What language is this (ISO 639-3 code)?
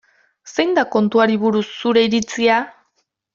eus